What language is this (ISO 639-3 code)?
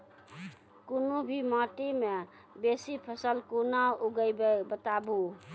mai